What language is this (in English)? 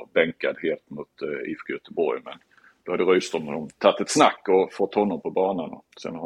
Swedish